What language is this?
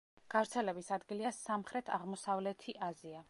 Georgian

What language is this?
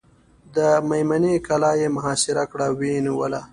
Pashto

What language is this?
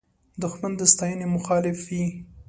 Pashto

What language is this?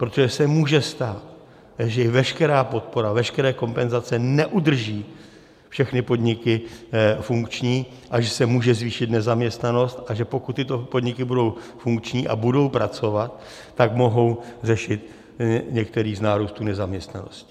Czech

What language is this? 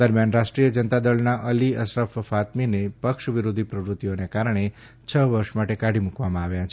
Gujarati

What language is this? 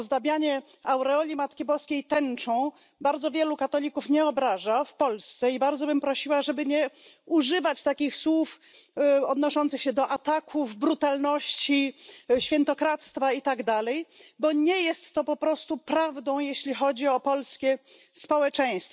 Polish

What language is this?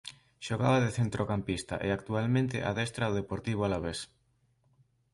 Galician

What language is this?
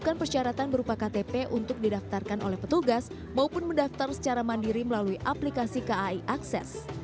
Indonesian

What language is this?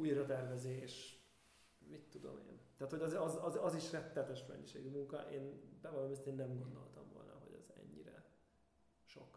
Hungarian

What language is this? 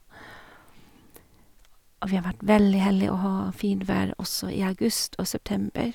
Norwegian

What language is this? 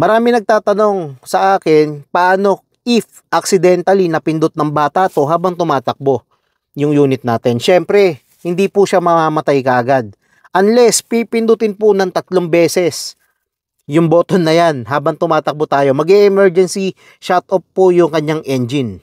Filipino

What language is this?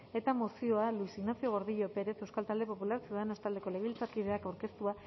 Basque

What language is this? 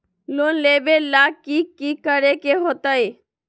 Magahi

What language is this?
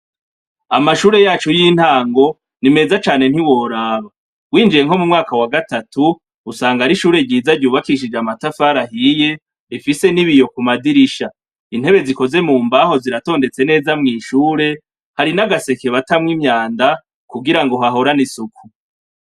Rundi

